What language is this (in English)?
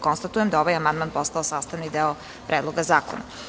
Serbian